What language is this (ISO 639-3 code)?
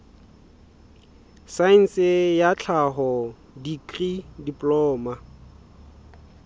sot